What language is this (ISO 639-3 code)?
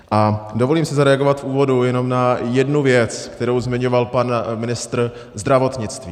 ces